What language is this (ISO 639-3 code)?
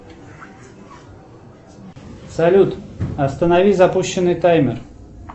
rus